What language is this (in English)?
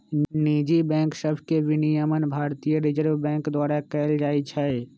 Magahi